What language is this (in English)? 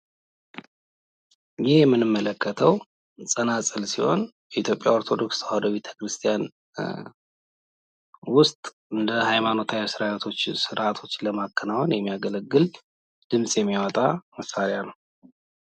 Amharic